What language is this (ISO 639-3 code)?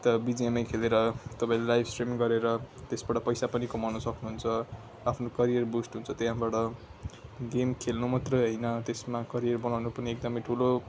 nep